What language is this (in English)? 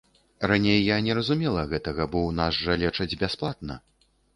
Belarusian